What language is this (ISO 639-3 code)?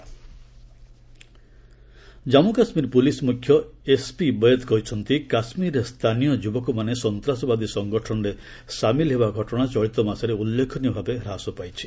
ori